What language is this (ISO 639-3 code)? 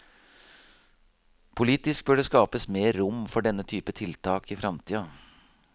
nor